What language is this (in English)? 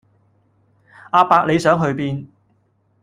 Cantonese